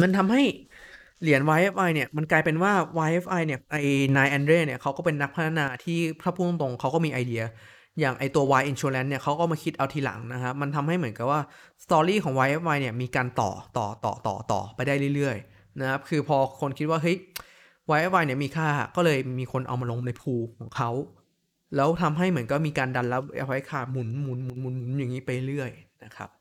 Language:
Thai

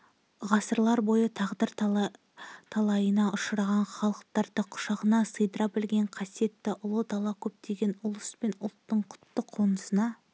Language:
Kazakh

